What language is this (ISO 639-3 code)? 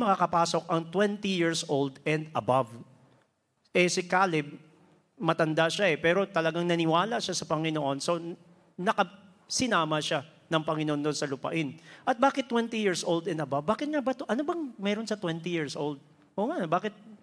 fil